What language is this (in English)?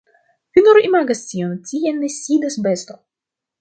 Esperanto